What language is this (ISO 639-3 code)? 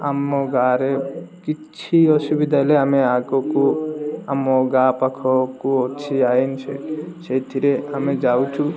ori